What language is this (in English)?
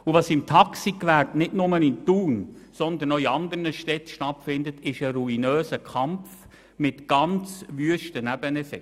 Swiss German